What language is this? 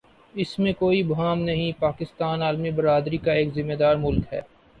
Urdu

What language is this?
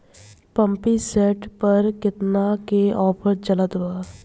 Bhojpuri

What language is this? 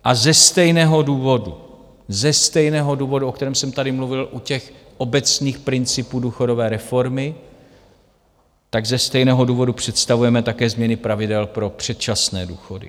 Czech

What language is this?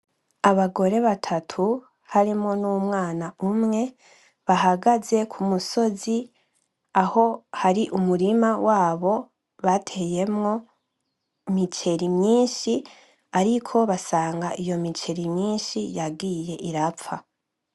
Rundi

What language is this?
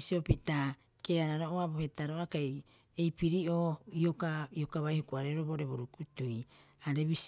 Rapoisi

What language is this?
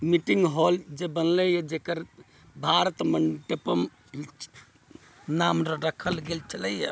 Maithili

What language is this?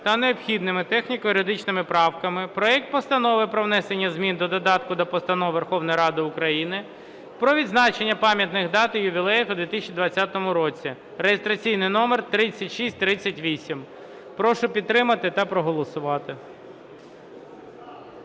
Ukrainian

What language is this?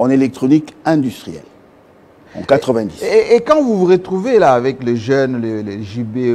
French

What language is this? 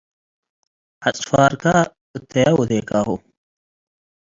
Tigre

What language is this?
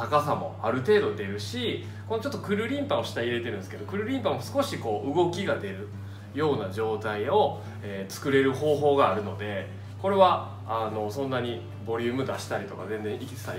Japanese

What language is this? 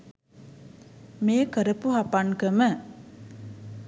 Sinhala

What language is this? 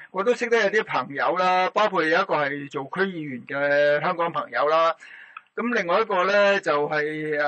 Chinese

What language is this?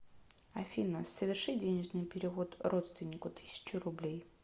Russian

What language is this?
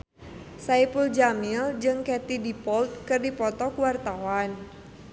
Sundanese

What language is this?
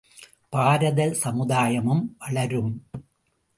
Tamil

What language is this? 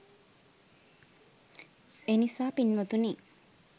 Sinhala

